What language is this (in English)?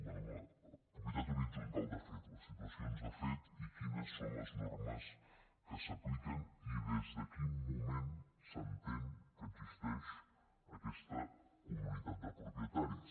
Catalan